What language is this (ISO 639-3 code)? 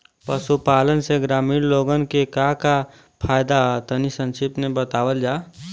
bho